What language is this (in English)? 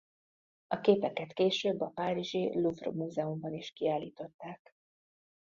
Hungarian